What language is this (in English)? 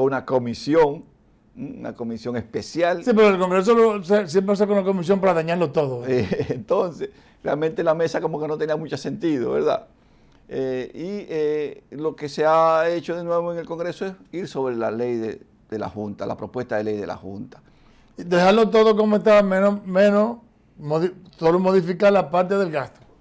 Spanish